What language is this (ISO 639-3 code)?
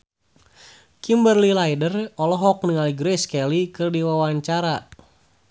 sun